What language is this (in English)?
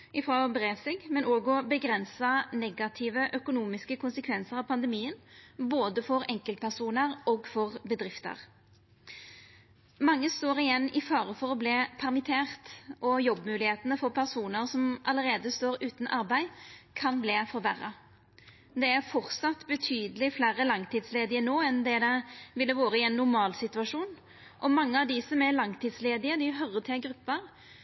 Norwegian Nynorsk